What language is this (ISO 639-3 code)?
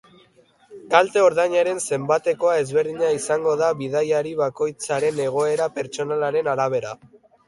eus